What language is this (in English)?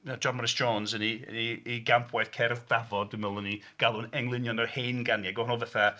Welsh